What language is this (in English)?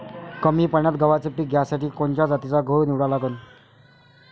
Marathi